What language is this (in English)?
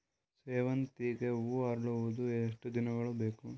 Kannada